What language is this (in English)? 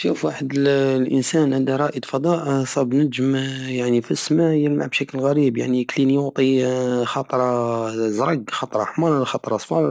Algerian Saharan Arabic